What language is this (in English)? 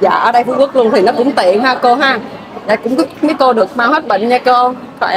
Vietnamese